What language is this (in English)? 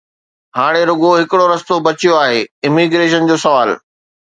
Sindhi